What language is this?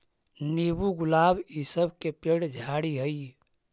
Magahi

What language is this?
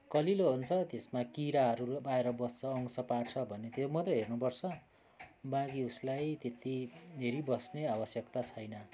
Nepali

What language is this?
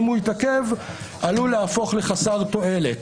Hebrew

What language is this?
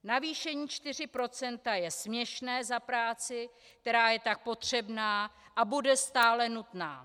Czech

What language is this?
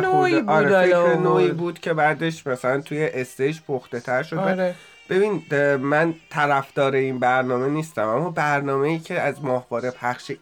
Persian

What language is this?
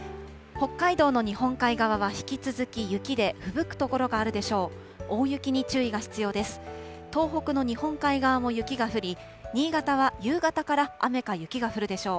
Japanese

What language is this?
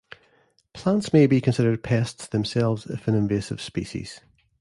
English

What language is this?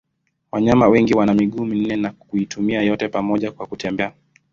Swahili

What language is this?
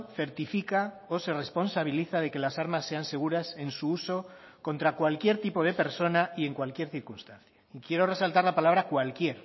Spanish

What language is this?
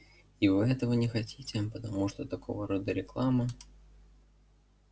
Russian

